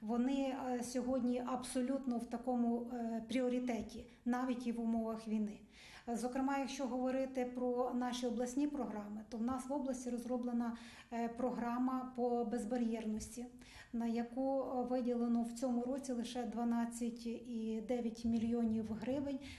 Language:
Ukrainian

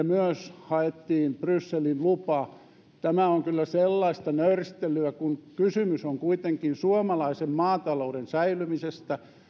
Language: Finnish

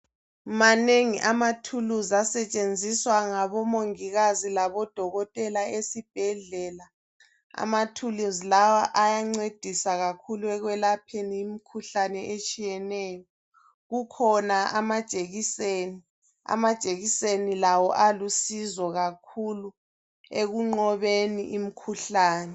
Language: North Ndebele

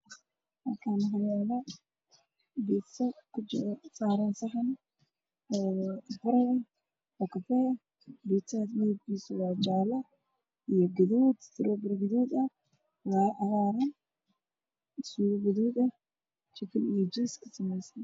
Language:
Somali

